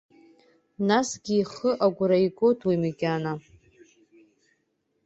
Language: Abkhazian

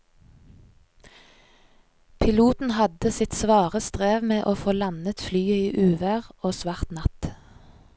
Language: Norwegian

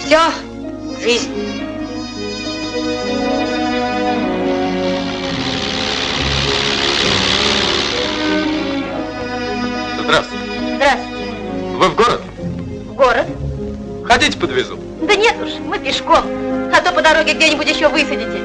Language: Russian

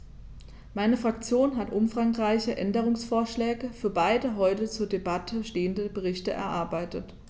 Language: German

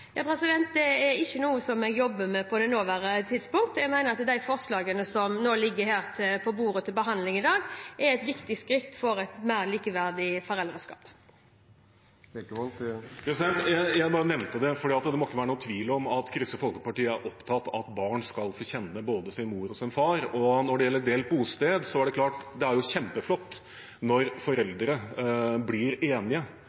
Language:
Norwegian Bokmål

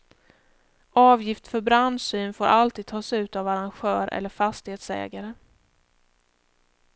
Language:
Swedish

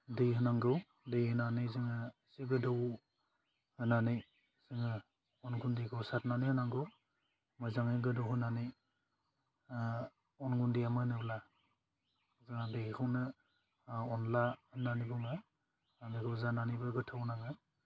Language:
Bodo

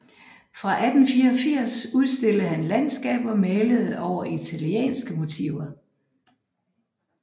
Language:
Danish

